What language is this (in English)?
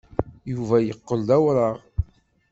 Kabyle